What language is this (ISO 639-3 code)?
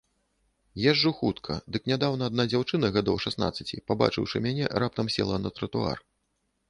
bel